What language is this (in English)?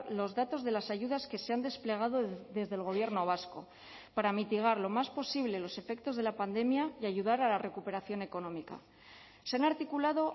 Spanish